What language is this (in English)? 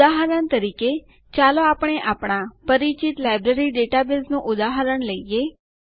Gujarati